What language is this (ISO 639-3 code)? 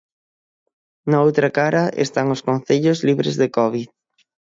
glg